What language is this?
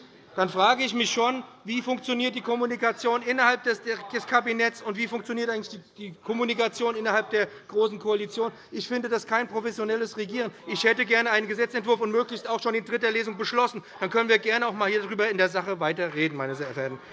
German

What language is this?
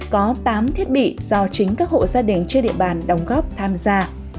Vietnamese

